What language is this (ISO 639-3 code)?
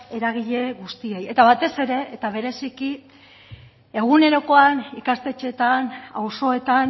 eus